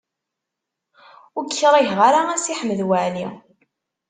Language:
Kabyle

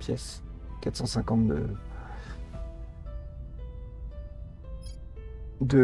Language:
French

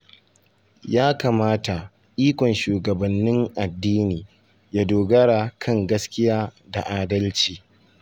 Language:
Hausa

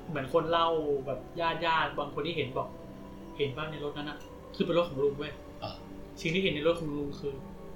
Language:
Thai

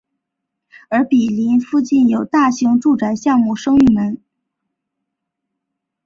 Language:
Chinese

